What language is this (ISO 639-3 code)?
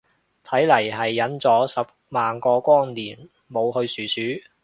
yue